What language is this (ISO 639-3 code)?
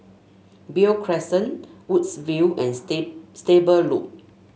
eng